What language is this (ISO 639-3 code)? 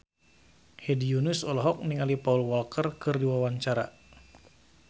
sun